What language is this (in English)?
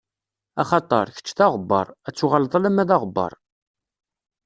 Kabyle